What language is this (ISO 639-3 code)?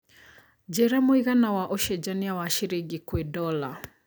kik